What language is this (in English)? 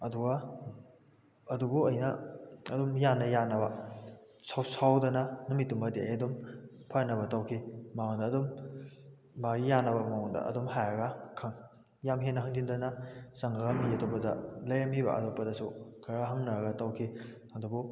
Manipuri